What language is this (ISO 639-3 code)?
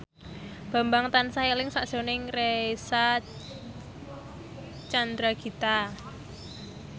jav